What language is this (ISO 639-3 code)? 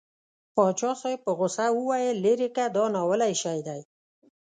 pus